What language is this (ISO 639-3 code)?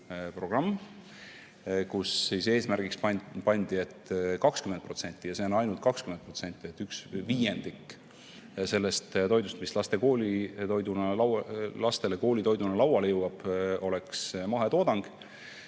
est